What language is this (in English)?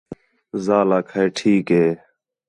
Khetrani